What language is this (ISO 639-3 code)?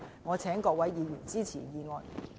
yue